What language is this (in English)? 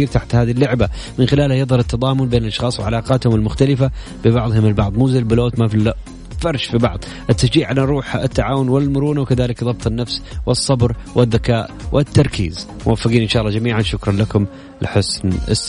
Arabic